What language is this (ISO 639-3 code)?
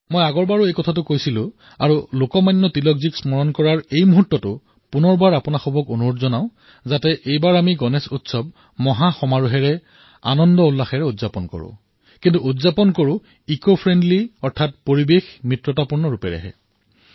asm